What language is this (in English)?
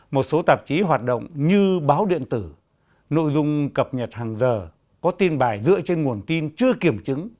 Vietnamese